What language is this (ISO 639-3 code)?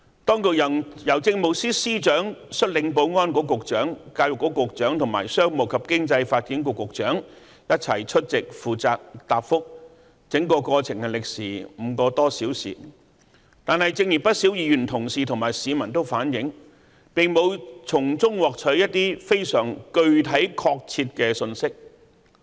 yue